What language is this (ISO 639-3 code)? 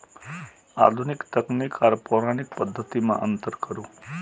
mai